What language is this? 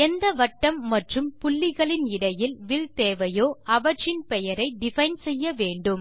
Tamil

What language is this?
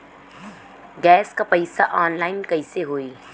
Bhojpuri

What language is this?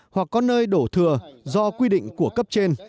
Vietnamese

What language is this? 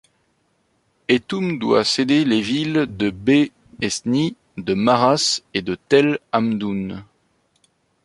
French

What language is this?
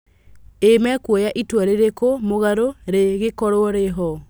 Kikuyu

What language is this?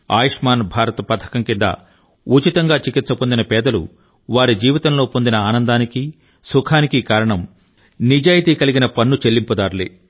Telugu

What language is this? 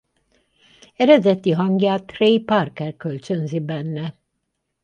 Hungarian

